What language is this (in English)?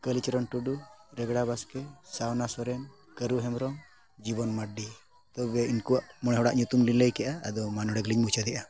Santali